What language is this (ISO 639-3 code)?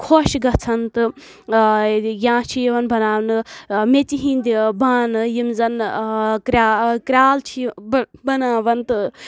kas